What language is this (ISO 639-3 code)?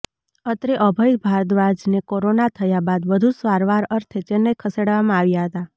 guj